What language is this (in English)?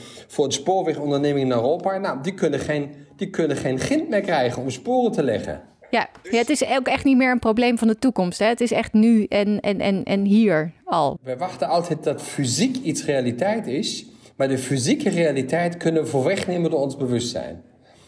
Dutch